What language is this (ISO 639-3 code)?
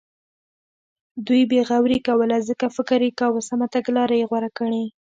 pus